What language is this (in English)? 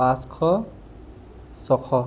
Assamese